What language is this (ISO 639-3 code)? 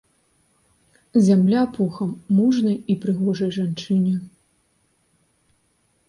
bel